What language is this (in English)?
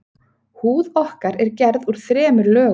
Icelandic